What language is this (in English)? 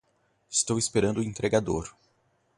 Portuguese